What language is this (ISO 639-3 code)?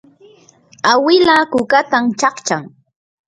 qur